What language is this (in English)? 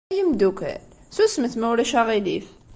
Kabyle